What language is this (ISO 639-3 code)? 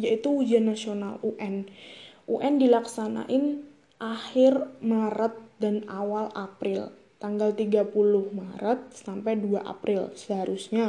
ind